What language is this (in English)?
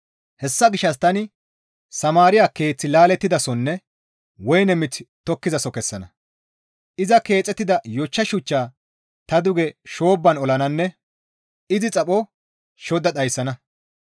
Gamo